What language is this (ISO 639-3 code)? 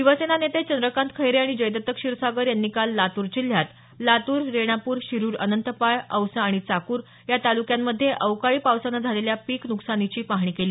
mar